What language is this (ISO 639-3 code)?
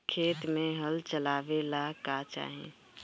bho